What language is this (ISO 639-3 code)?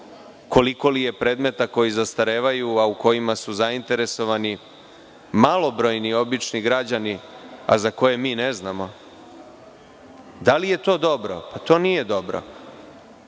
srp